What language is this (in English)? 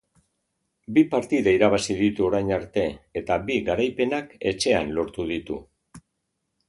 Basque